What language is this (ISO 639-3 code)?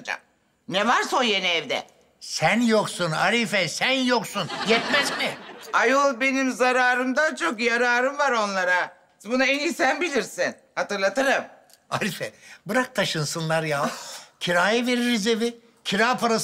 tur